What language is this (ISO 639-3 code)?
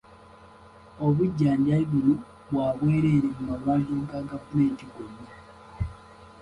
lug